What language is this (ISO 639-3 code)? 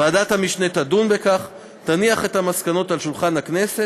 heb